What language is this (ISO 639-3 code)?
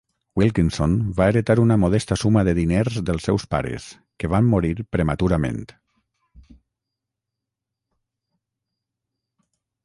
cat